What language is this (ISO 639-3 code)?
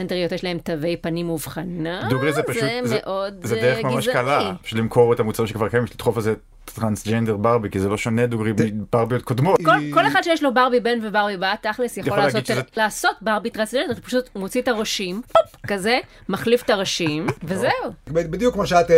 heb